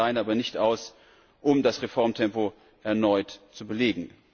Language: German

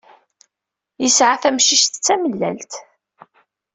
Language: Kabyle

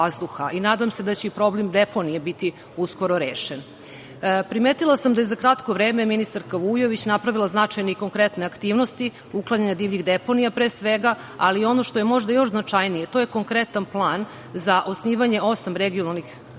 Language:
Serbian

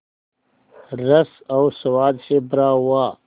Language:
Hindi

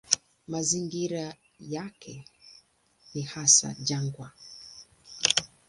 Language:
Swahili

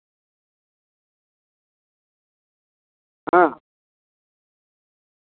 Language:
Santali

